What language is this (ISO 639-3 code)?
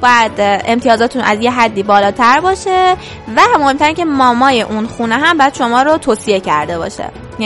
fas